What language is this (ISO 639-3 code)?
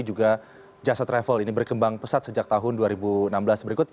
ind